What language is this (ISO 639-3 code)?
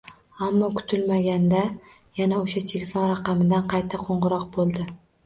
uzb